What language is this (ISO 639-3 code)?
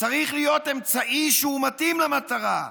heb